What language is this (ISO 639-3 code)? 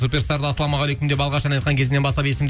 kaz